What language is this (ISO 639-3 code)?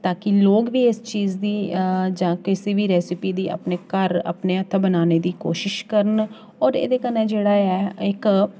doi